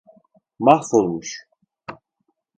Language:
Turkish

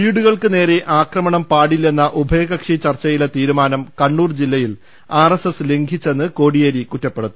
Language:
Malayalam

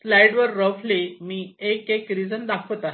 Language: Marathi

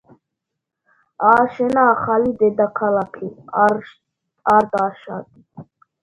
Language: Georgian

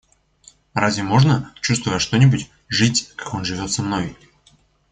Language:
Russian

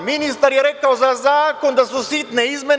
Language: Serbian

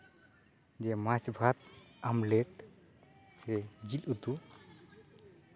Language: Santali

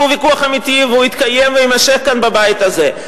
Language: Hebrew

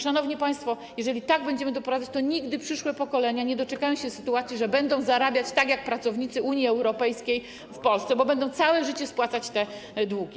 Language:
Polish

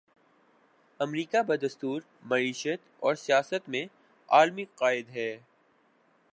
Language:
Urdu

